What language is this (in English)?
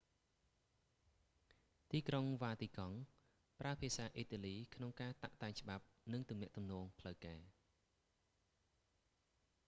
Khmer